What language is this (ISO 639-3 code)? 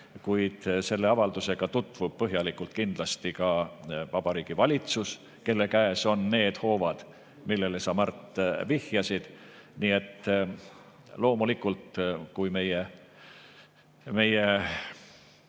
est